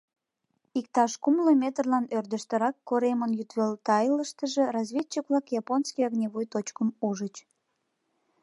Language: Mari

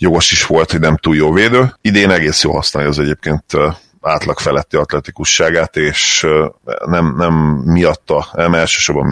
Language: Hungarian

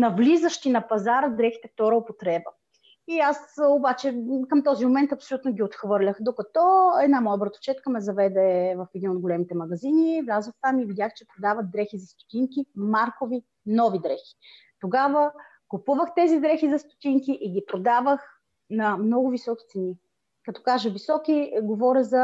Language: Bulgarian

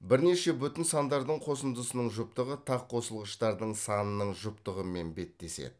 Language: Kazakh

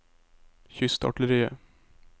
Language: Norwegian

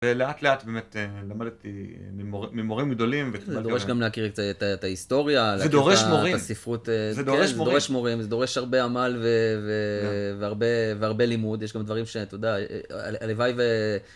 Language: Hebrew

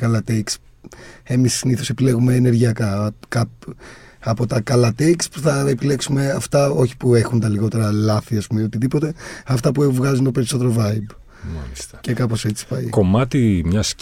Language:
Greek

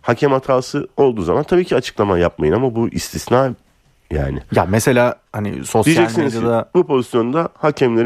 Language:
Turkish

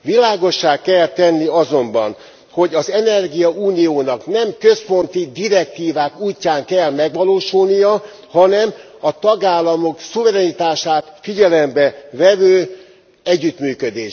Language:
Hungarian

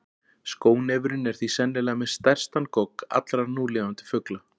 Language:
Icelandic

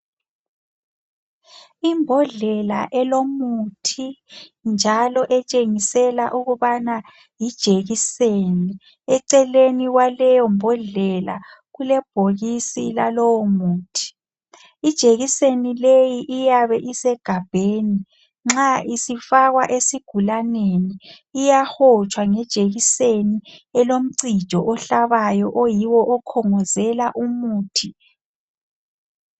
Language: North Ndebele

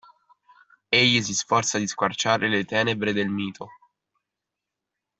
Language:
Italian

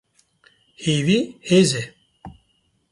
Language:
Kurdish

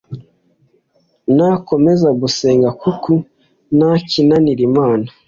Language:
Kinyarwanda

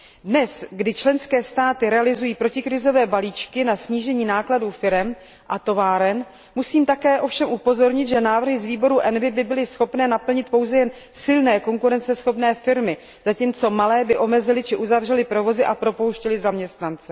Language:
Czech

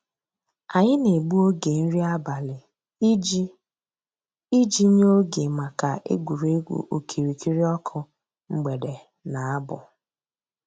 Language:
Igbo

